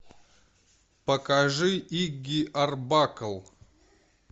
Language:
Russian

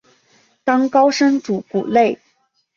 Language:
Chinese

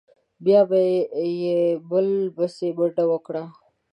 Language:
Pashto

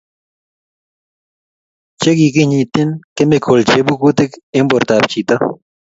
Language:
Kalenjin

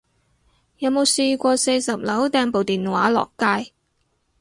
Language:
Cantonese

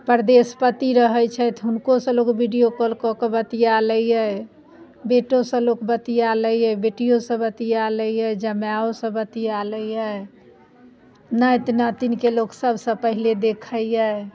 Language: Maithili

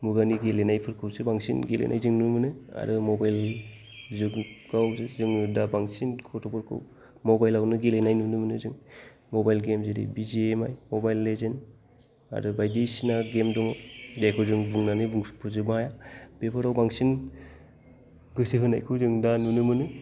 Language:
Bodo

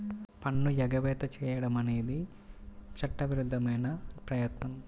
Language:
Telugu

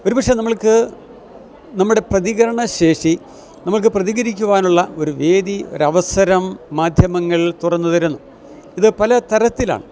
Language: Malayalam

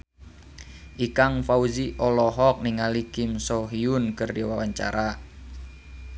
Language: Sundanese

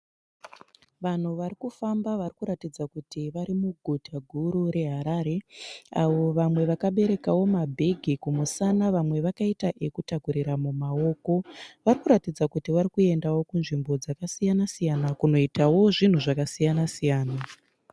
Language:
Shona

